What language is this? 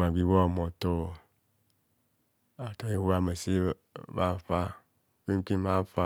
Kohumono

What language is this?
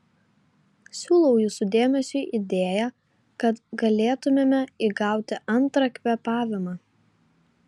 Lithuanian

